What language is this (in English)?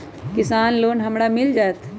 Magahi